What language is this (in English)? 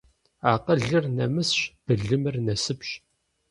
Kabardian